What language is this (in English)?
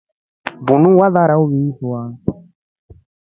Rombo